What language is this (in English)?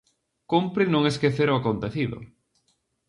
Galician